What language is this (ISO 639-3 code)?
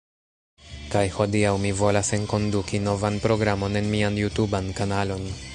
epo